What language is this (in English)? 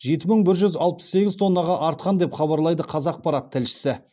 Kazakh